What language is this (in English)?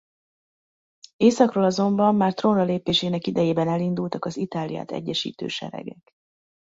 Hungarian